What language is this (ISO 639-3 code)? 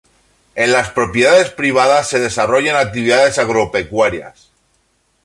spa